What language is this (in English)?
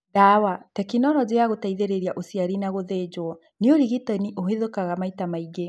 Kikuyu